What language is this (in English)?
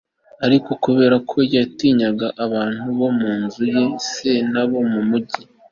Kinyarwanda